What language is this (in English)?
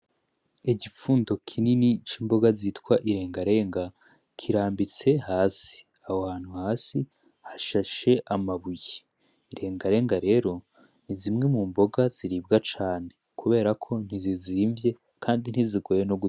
Rundi